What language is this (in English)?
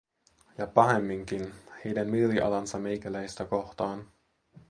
Finnish